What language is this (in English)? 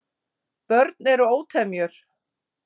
Icelandic